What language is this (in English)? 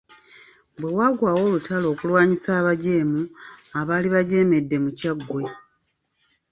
Ganda